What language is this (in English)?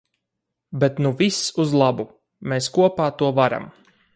Latvian